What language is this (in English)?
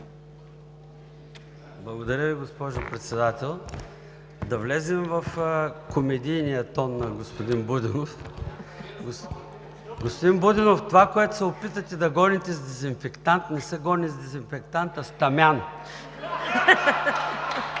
Bulgarian